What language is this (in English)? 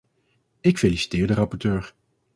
Dutch